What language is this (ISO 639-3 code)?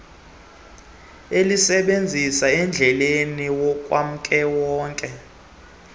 xho